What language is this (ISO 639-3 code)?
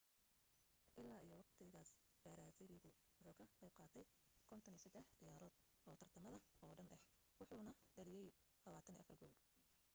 som